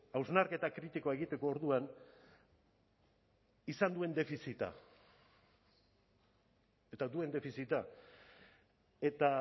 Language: Basque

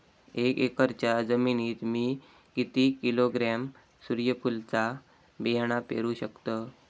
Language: Marathi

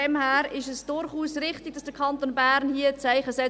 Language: Swiss German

